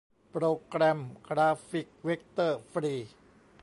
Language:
Thai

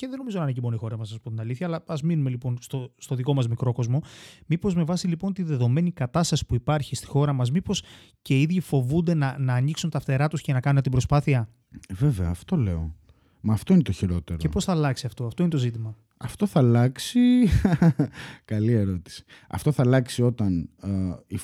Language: Greek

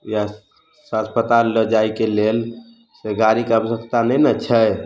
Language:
Maithili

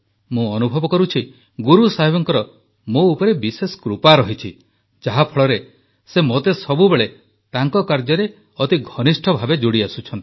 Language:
Odia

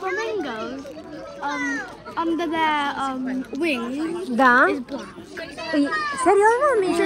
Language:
Romanian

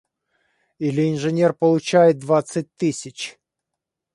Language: Russian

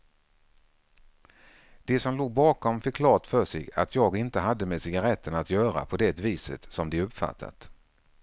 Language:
Swedish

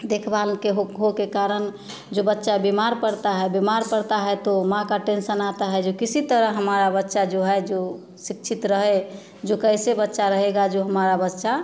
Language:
Hindi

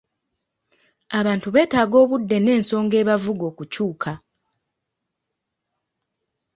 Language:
Ganda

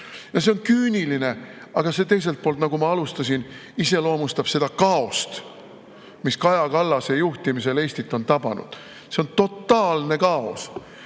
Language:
Estonian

